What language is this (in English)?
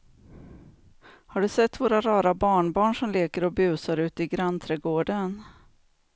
Swedish